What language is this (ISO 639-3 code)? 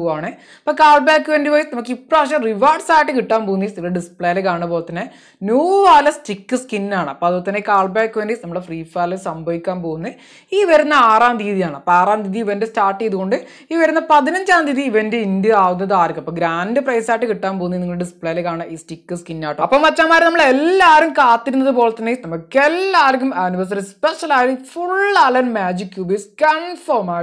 mal